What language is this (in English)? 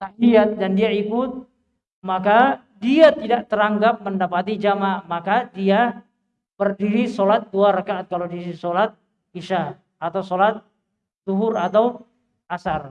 Indonesian